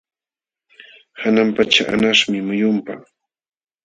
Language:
Jauja Wanca Quechua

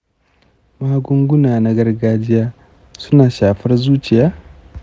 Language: Hausa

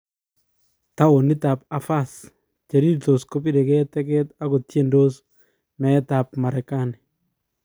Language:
Kalenjin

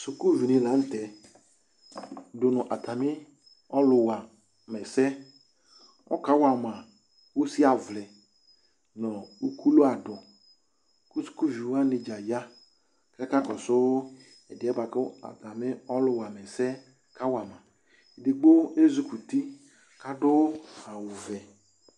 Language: Ikposo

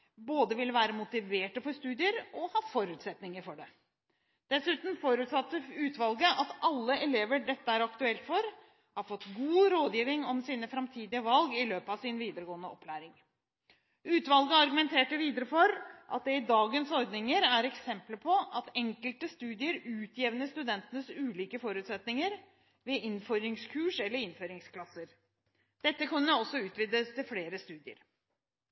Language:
Norwegian Bokmål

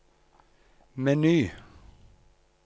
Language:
Norwegian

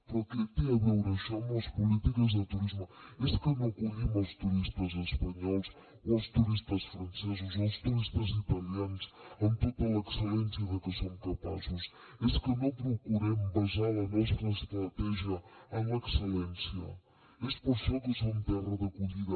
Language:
Catalan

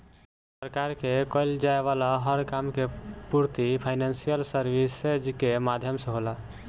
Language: Bhojpuri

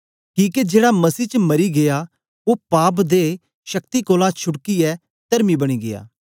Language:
Dogri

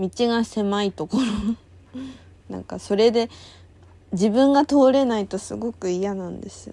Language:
Japanese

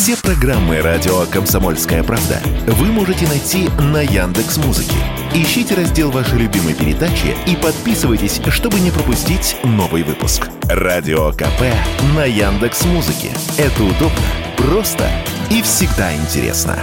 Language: Russian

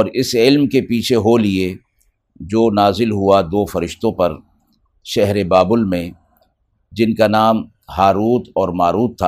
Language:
Urdu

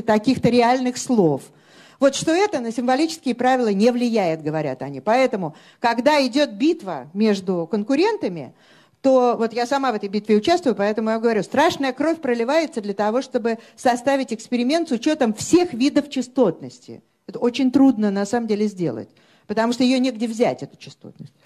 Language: Russian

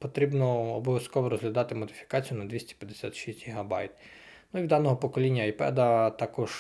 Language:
Ukrainian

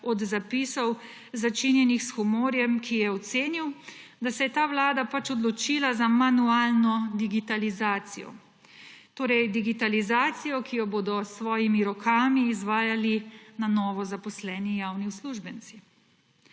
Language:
Slovenian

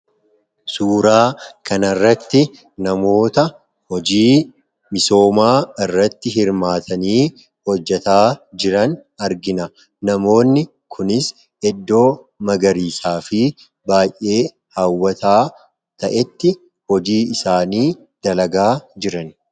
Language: Oromo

